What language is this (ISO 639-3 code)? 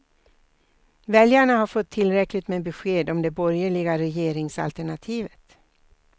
swe